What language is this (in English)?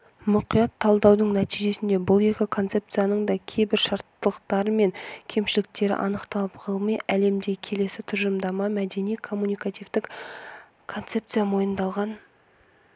Kazakh